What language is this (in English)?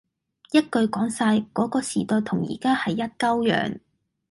Cantonese